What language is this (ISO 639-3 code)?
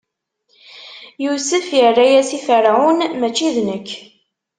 kab